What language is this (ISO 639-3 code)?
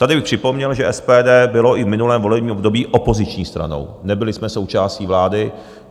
ces